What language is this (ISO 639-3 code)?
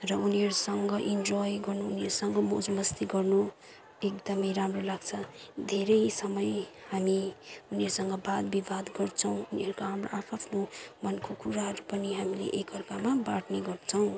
nep